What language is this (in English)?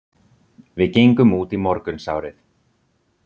Icelandic